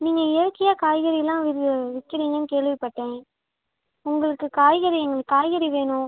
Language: Tamil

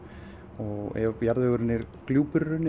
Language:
Icelandic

